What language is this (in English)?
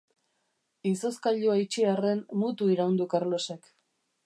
Basque